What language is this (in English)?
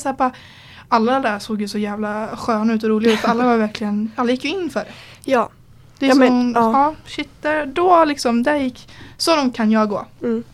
Swedish